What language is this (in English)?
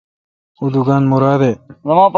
Kalkoti